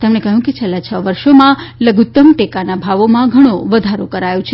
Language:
Gujarati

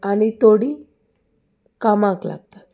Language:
Konkani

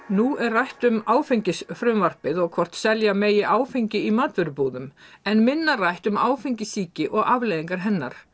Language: Icelandic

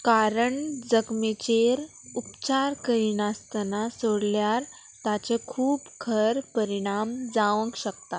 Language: Konkani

